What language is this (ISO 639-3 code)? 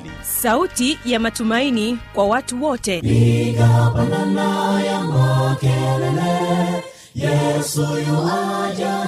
swa